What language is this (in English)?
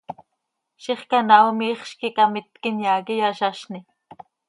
Seri